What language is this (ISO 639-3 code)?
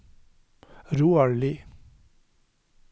nor